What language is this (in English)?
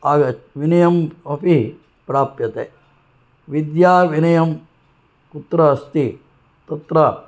Sanskrit